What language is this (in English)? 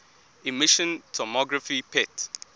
English